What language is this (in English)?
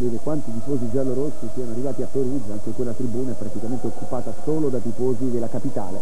Italian